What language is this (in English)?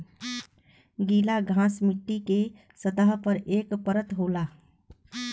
Bhojpuri